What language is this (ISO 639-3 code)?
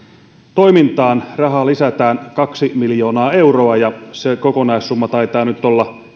fin